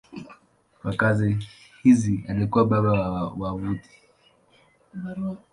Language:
Swahili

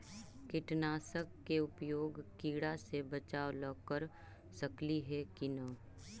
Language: Magahi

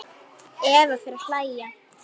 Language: Icelandic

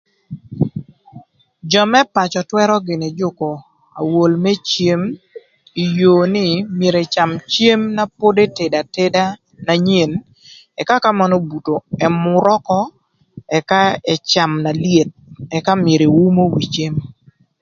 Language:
Thur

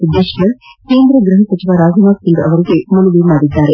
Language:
Kannada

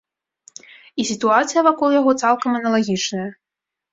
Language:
Belarusian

